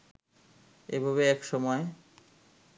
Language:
Bangla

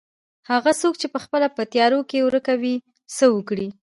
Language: Pashto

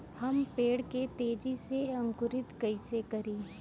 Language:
Bhojpuri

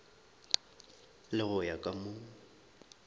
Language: Northern Sotho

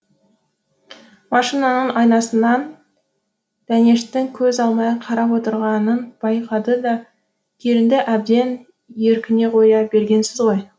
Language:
Kazakh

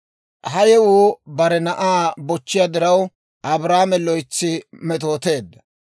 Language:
Dawro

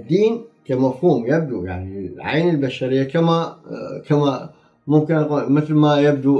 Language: Arabic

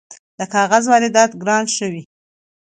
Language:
Pashto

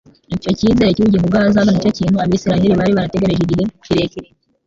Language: Kinyarwanda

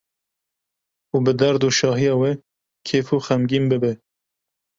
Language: Kurdish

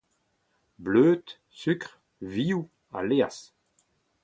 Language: Breton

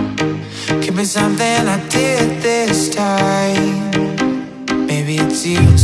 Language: Korean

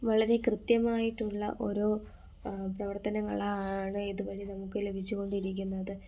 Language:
Malayalam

